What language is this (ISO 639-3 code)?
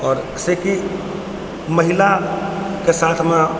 mai